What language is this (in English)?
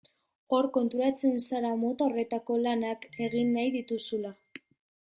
Basque